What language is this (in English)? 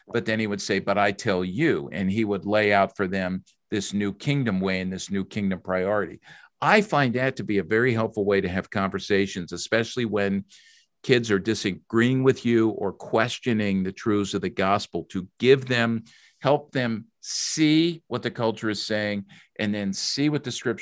English